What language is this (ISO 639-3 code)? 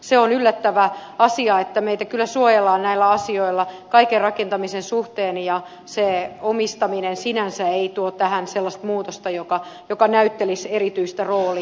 fin